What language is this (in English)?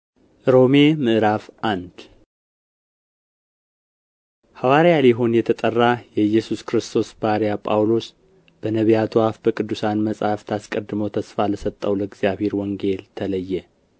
Amharic